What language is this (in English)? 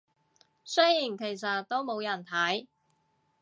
Cantonese